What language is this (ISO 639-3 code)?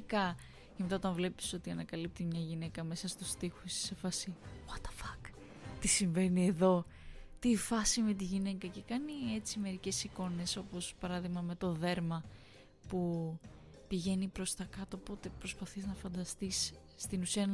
ell